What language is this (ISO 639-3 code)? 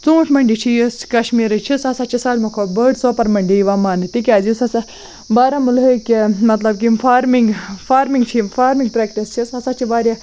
kas